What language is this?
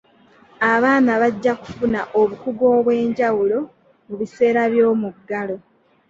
Ganda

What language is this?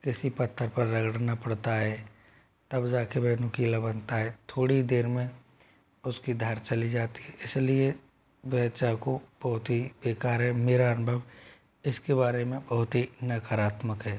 Hindi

